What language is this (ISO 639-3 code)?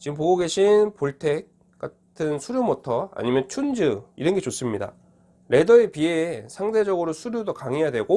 kor